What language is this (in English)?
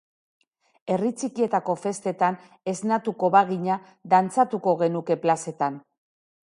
Basque